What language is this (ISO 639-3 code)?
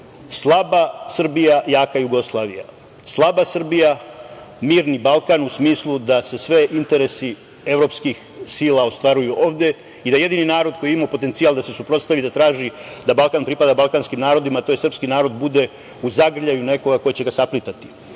srp